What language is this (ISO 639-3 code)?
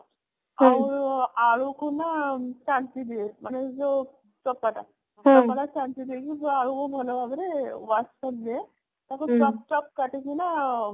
ori